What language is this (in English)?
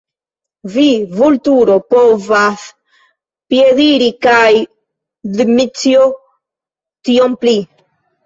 Esperanto